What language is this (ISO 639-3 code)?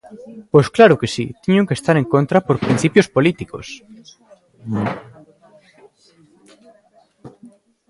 glg